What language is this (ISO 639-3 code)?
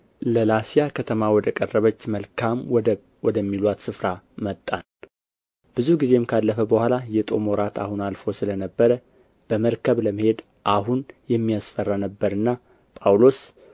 amh